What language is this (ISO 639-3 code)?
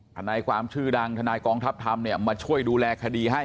tha